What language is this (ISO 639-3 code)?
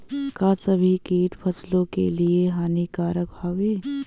bho